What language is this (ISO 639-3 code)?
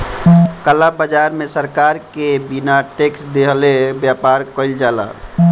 bho